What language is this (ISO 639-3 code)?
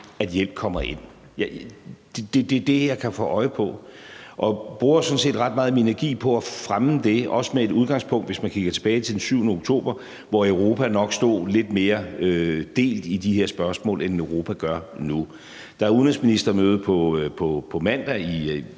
dan